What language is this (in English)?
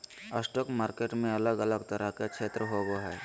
Magahi